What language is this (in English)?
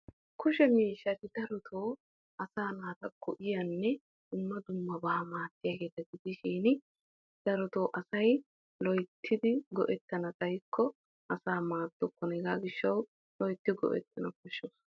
Wolaytta